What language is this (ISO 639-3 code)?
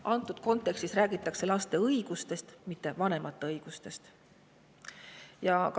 est